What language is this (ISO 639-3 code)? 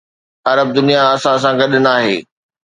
snd